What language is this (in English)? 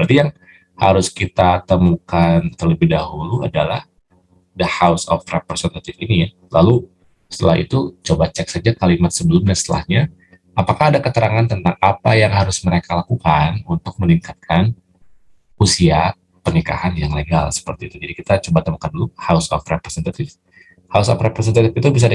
Indonesian